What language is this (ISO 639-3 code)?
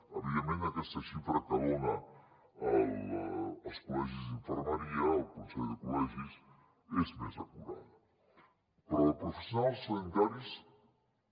cat